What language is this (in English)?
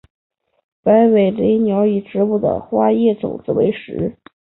Chinese